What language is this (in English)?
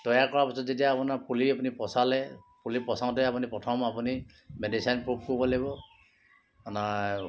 Assamese